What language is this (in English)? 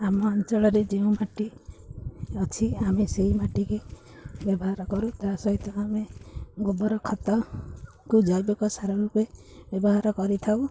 Odia